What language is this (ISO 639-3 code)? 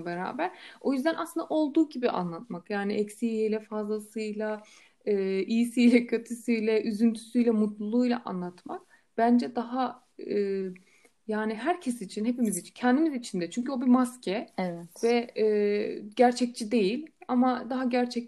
tur